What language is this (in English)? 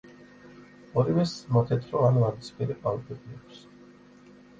Georgian